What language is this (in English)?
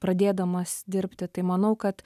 Lithuanian